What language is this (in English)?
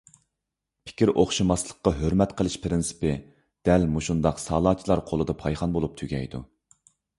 Uyghur